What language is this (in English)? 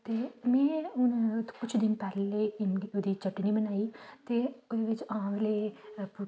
Dogri